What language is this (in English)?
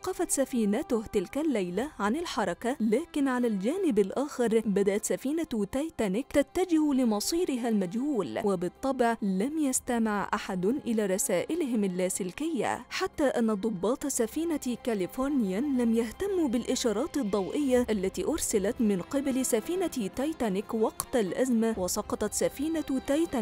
Arabic